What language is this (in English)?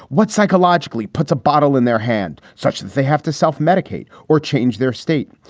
English